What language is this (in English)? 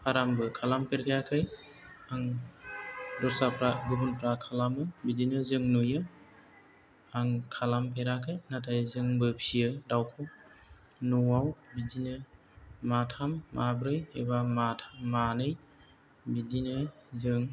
Bodo